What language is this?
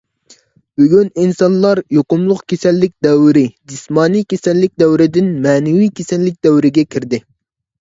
Uyghur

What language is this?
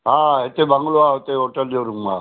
Sindhi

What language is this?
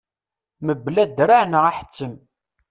Kabyle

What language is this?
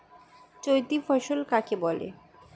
Bangla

